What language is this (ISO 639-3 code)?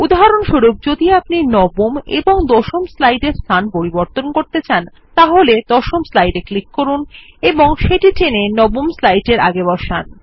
ben